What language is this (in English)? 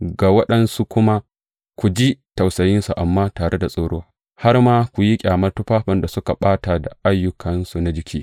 Hausa